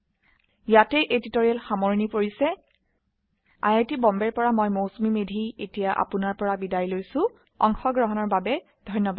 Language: Assamese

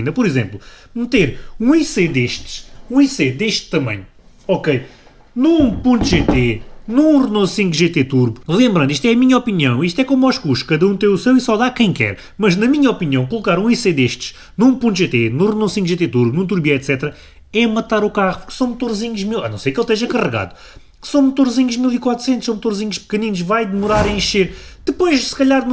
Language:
Portuguese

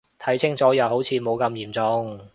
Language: Cantonese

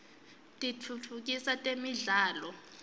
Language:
Swati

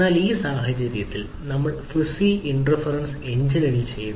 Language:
Malayalam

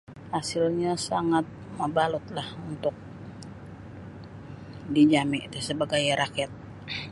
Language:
Sabah Bisaya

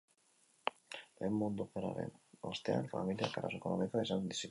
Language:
Basque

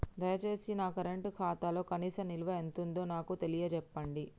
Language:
Telugu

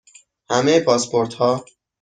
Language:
Persian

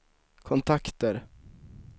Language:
Swedish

